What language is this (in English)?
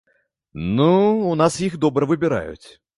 Belarusian